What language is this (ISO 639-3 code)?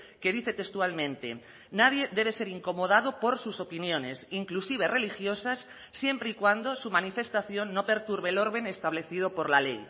spa